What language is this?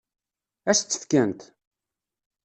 Kabyle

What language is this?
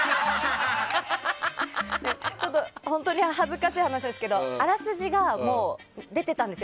Japanese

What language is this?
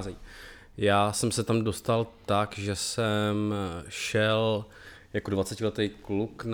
Czech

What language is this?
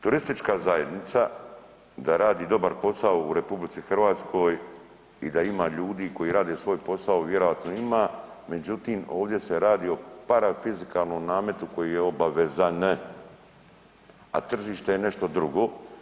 Croatian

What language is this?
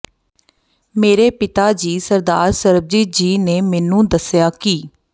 Punjabi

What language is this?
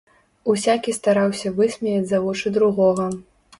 Belarusian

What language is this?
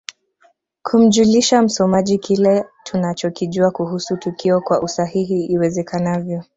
Swahili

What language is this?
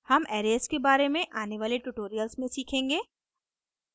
Hindi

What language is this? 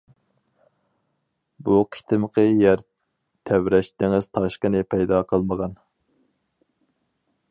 Uyghur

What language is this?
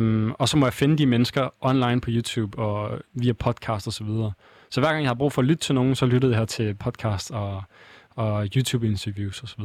Danish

